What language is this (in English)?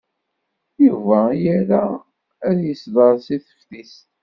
Kabyle